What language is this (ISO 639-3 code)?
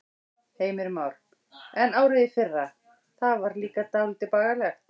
isl